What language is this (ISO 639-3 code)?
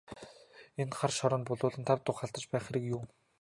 mon